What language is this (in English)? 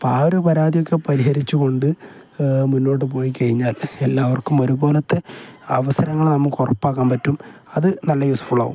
Malayalam